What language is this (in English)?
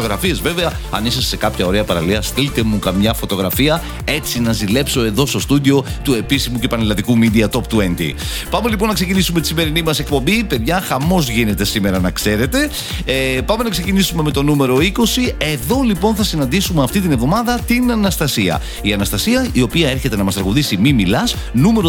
Greek